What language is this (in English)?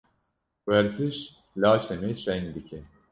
Kurdish